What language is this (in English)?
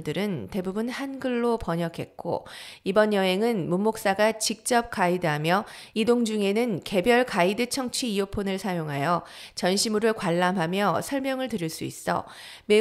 Korean